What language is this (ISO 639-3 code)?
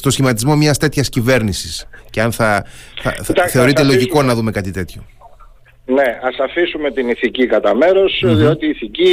ell